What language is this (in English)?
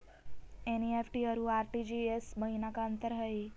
Magahi